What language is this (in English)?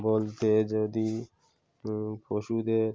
Bangla